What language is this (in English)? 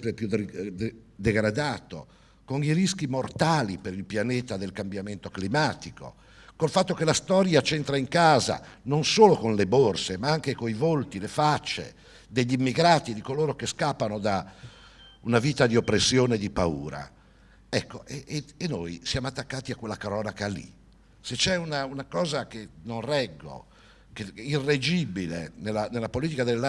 Italian